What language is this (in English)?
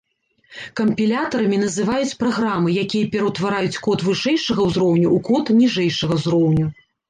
Belarusian